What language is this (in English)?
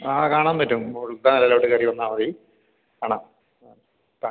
Malayalam